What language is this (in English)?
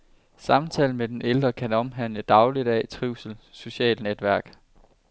Danish